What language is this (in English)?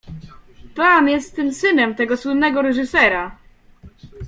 Polish